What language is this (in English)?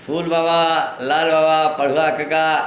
Maithili